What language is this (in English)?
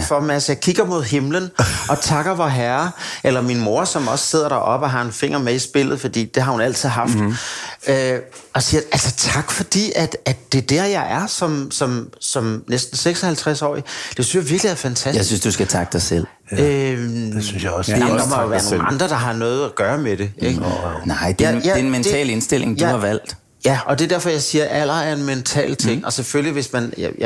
Danish